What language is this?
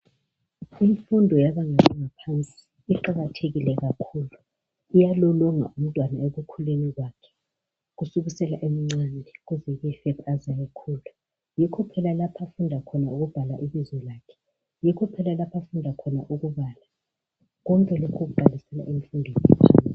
North Ndebele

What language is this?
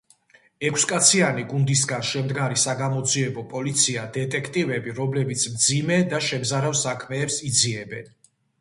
Georgian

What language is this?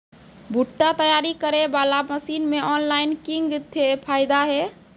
Maithili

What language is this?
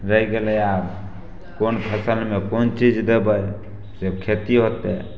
Maithili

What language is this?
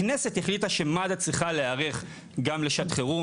Hebrew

